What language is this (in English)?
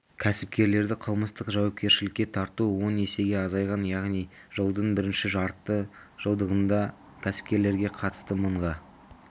Kazakh